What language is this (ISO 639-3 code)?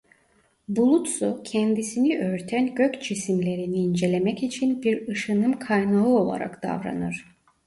tur